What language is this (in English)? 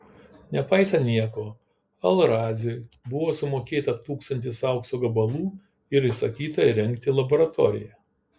Lithuanian